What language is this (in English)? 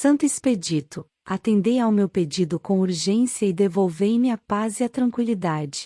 Portuguese